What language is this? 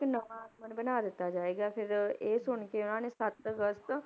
Punjabi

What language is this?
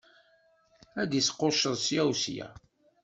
Kabyle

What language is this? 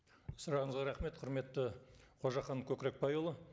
Kazakh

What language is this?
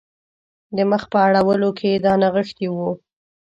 Pashto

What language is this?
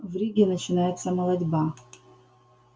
Russian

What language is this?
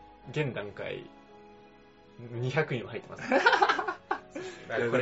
Japanese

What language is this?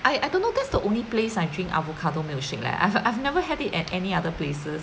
English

